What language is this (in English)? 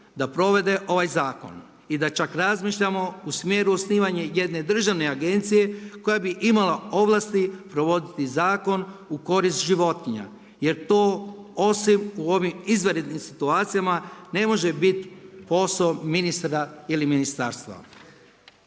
Croatian